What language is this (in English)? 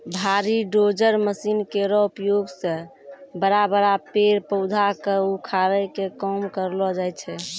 Maithili